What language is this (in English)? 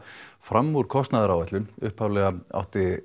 Icelandic